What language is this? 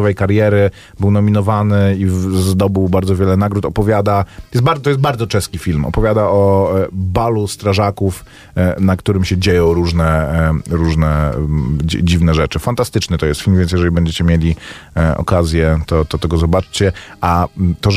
Polish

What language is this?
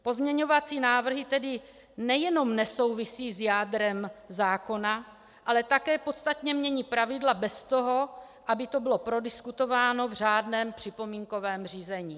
Czech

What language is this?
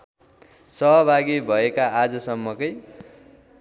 Nepali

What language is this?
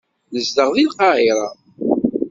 Kabyle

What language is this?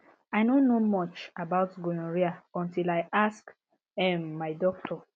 Nigerian Pidgin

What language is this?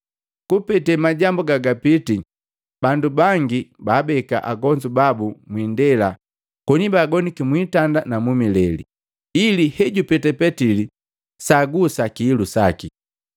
Matengo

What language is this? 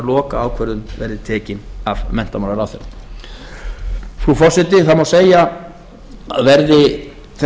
Icelandic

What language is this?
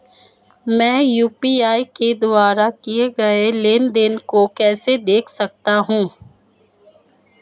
Hindi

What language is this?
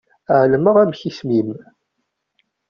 Kabyle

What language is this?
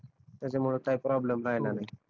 Marathi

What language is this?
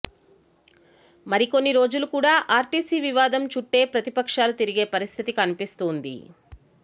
Telugu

